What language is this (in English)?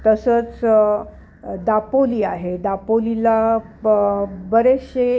Marathi